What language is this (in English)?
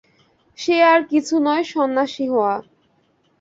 Bangla